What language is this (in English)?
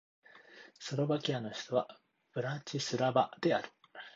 Japanese